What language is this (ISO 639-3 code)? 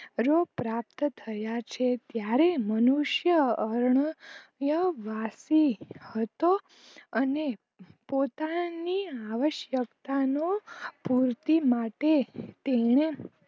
guj